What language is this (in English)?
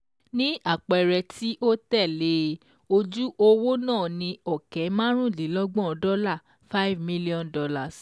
Yoruba